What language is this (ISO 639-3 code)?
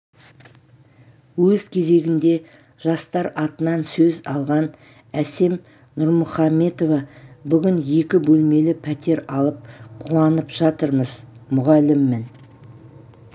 kaz